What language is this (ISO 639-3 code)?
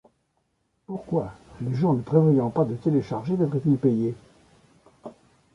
fra